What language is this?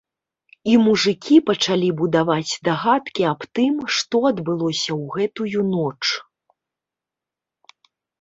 Belarusian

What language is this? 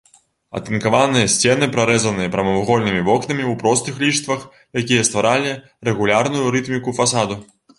Belarusian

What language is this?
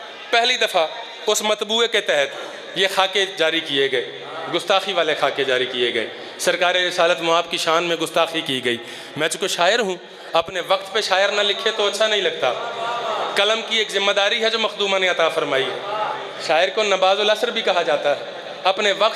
Hindi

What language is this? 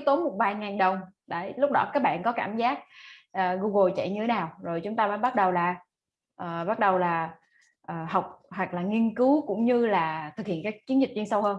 Vietnamese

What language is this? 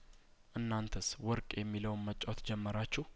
Amharic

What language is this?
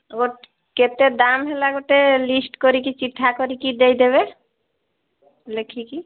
Odia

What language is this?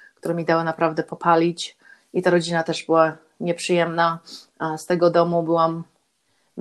Polish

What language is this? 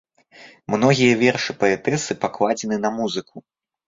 Belarusian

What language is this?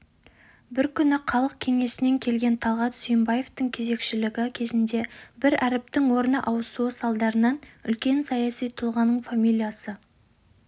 Kazakh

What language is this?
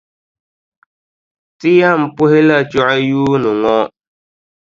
Dagbani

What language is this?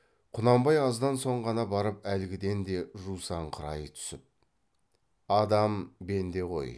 Kazakh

